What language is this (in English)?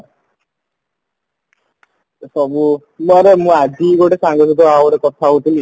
Odia